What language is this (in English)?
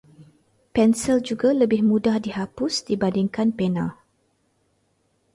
Malay